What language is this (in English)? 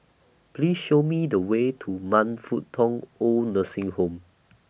English